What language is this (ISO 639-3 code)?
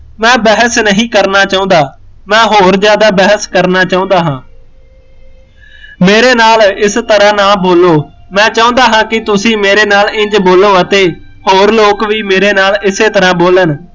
pan